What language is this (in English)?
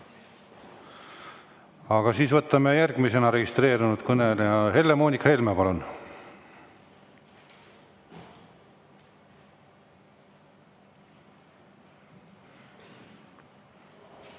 Estonian